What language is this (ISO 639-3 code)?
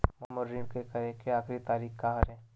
hne